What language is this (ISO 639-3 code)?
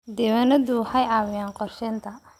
som